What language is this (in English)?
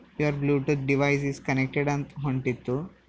Kannada